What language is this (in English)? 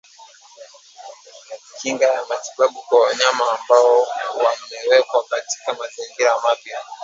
Swahili